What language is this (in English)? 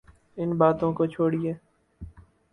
Urdu